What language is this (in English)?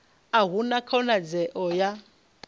Venda